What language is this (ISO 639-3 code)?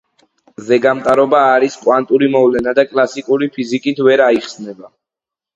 kat